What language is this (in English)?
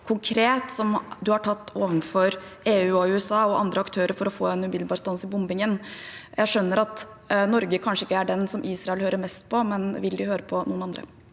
Norwegian